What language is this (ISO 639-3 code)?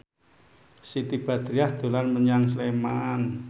jav